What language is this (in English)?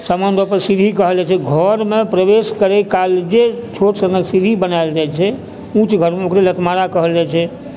Maithili